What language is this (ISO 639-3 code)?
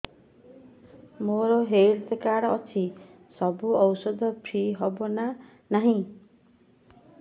ori